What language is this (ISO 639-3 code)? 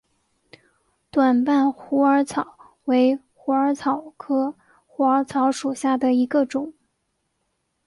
zho